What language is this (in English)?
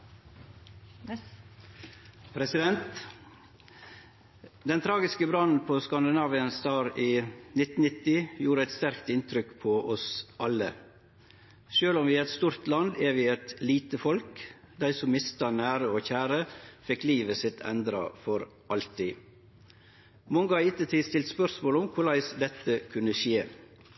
Norwegian Nynorsk